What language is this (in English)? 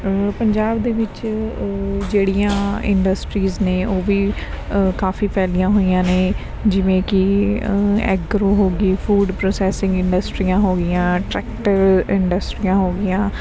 Punjabi